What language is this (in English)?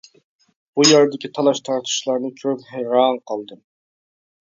Uyghur